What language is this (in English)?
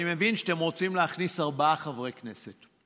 Hebrew